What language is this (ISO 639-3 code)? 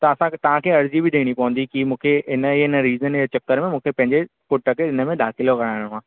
snd